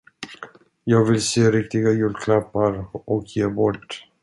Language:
Swedish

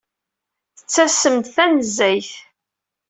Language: Kabyle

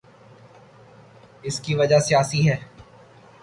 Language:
Urdu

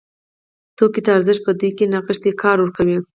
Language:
Pashto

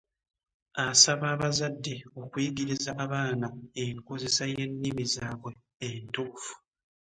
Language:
Ganda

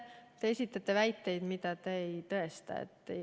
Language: Estonian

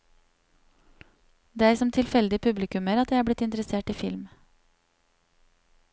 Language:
Norwegian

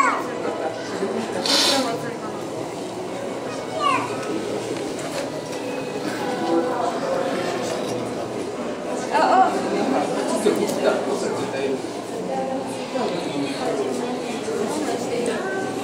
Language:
Ukrainian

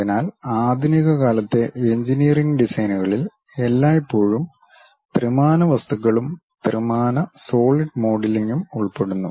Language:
Malayalam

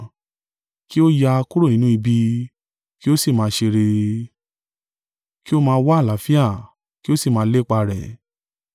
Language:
Yoruba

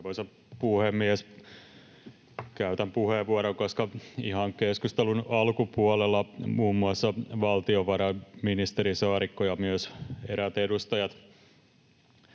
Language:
Finnish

